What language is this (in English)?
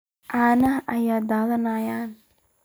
Somali